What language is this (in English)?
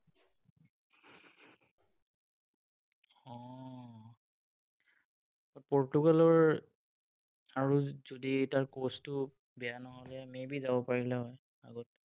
Assamese